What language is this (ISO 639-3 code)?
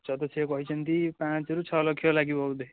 ori